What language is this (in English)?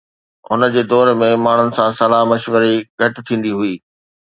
Sindhi